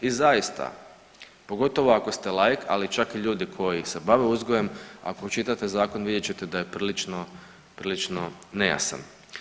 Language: Croatian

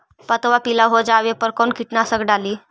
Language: Magahi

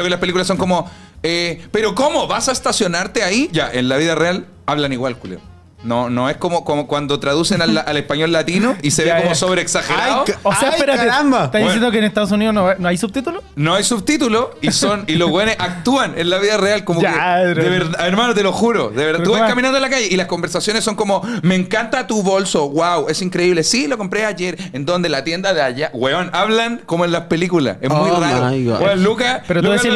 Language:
Spanish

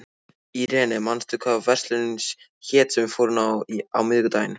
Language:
Icelandic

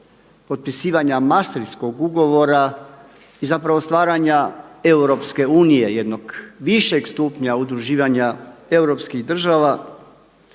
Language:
Croatian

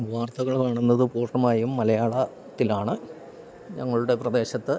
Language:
Malayalam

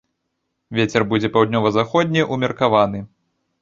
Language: Belarusian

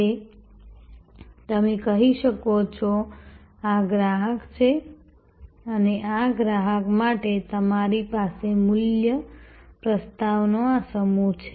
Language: Gujarati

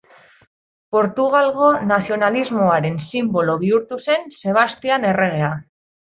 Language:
Basque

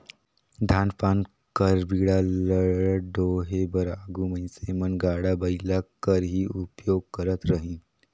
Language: Chhattisgarhi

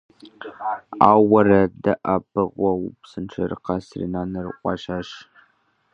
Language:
Kabardian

